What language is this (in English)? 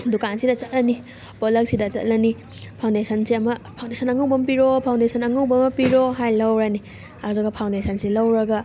Manipuri